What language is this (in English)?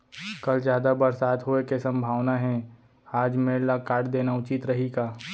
Chhattisgarhi